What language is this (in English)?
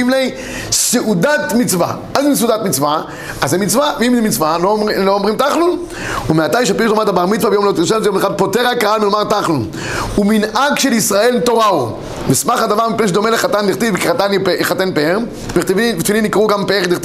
Hebrew